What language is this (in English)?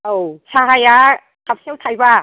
Bodo